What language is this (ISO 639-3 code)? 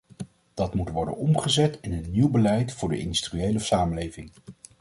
nld